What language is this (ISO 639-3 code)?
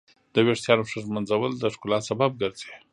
pus